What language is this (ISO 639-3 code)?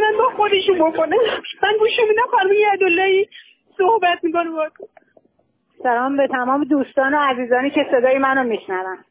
fas